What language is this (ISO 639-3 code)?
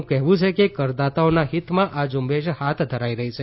guj